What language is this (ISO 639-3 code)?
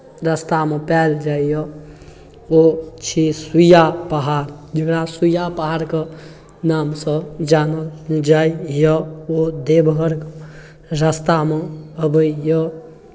mai